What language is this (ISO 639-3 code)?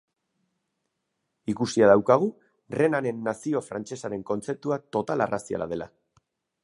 eus